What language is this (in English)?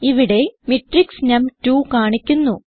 Malayalam